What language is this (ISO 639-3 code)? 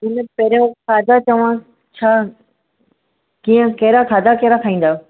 snd